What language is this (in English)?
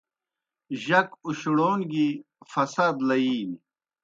Kohistani Shina